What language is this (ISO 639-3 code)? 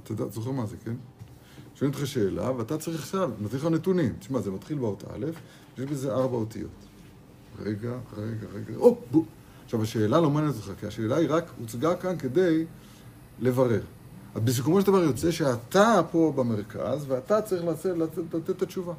heb